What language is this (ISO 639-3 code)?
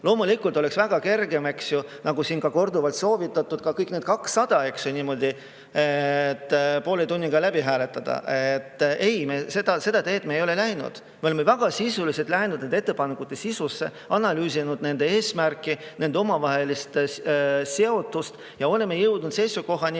est